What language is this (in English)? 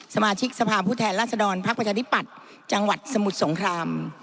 Thai